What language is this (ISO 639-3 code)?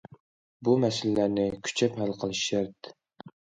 uig